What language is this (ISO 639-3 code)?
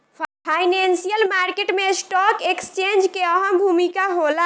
bho